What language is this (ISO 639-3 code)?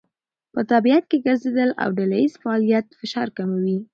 pus